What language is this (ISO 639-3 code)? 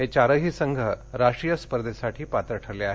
mar